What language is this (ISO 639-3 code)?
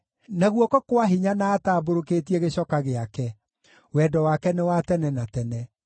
kik